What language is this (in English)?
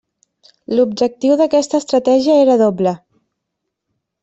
Catalan